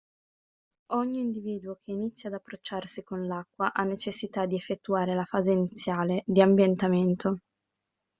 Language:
Italian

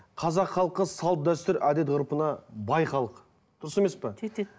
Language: Kazakh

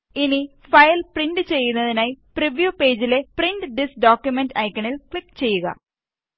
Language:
Malayalam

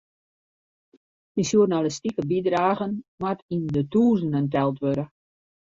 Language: Western Frisian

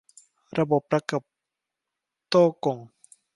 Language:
Thai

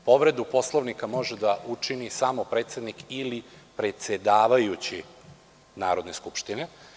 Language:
Serbian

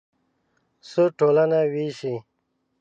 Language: Pashto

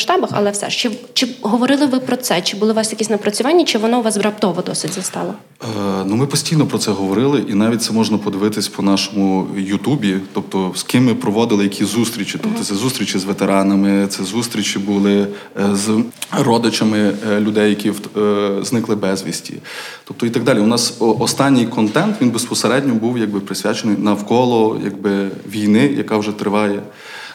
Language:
Ukrainian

